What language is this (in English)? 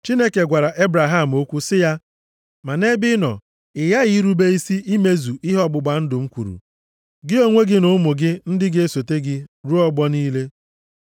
Igbo